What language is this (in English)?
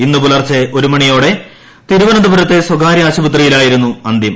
Malayalam